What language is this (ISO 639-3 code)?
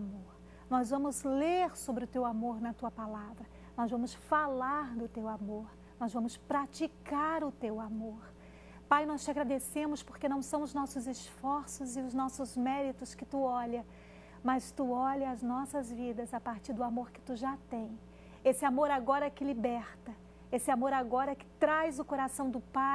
por